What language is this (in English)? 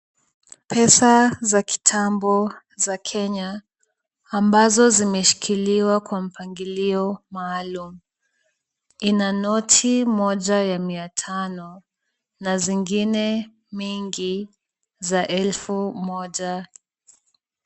Swahili